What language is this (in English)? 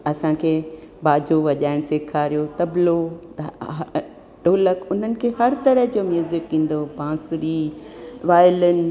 Sindhi